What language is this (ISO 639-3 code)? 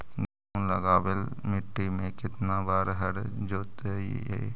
mag